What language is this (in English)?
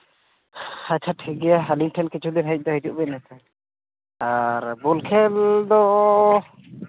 Santali